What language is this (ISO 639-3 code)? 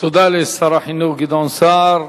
heb